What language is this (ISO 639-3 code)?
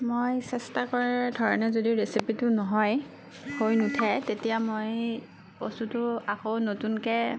asm